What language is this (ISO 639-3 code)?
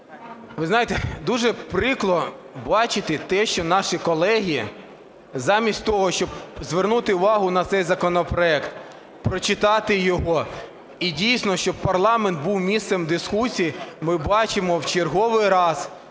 ukr